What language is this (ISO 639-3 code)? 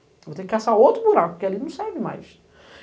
por